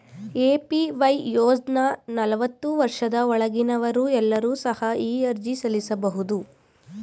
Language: Kannada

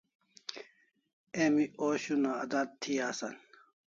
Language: Kalasha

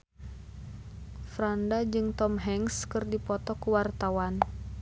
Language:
Sundanese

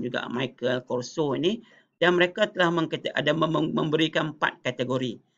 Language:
Malay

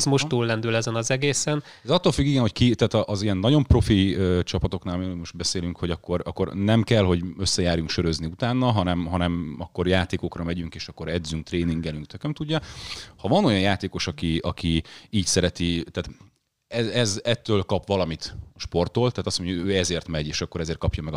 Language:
Hungarian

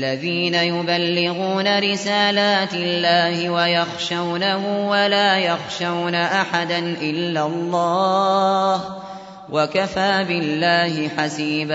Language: Arabic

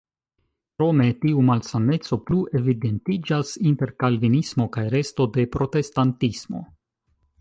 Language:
Esperanto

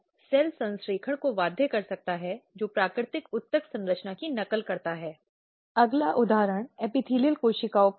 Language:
Hindi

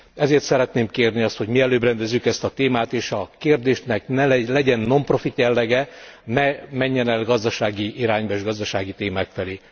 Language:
Hungarian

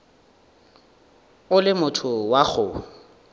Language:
Northern Sotho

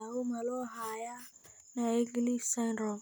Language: Somali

